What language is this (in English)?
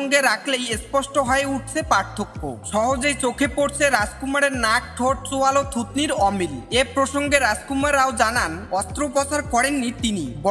Bangla